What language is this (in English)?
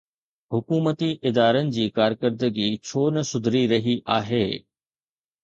Sindhi